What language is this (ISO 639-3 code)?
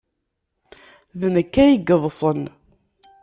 kab